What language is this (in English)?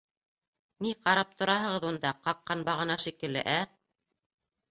Bashkir